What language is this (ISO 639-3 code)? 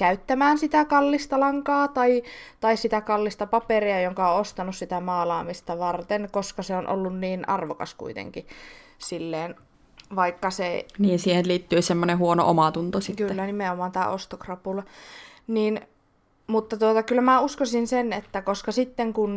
fin